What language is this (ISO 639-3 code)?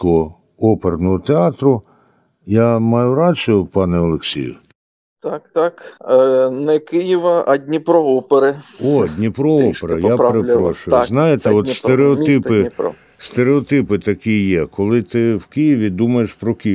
ukr